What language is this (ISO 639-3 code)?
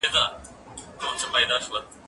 pus